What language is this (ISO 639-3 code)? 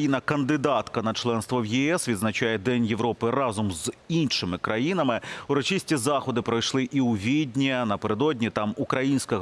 ukr